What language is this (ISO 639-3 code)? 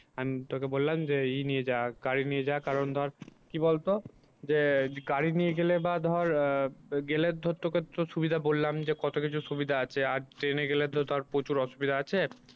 ben